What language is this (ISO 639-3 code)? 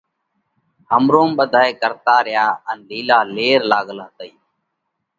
kvx